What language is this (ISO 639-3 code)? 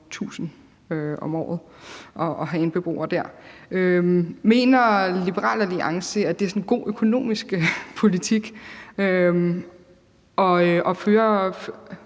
dan